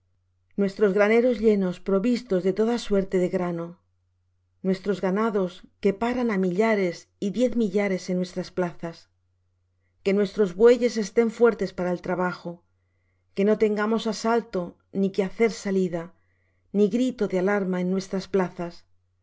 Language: Spanish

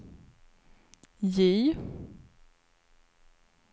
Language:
Swedish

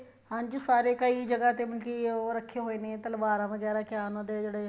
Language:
Punjabi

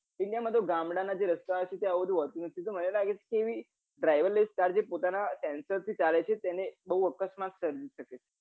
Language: Gujarati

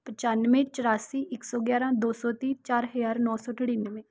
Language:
Punjabi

